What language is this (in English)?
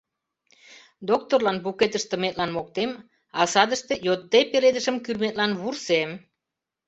Mari